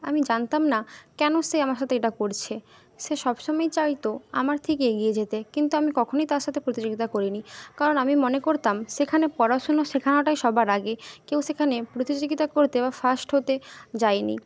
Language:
Bangla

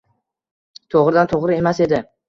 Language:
Uzbek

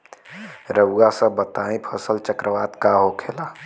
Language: Bhojpuri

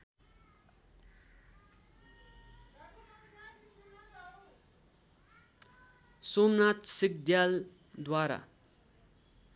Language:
Nepali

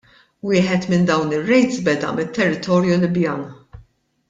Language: Maltese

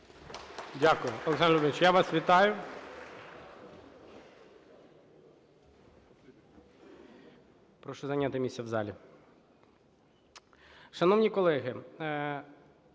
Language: Ukrainian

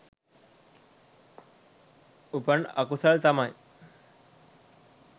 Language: Sinhala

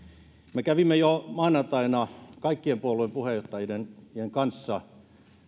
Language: Finnish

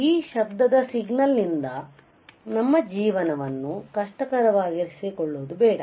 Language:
Kannada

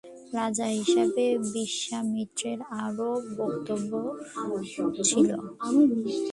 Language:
Bangla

